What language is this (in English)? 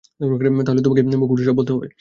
Bangla